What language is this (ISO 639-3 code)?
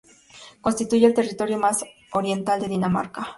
spa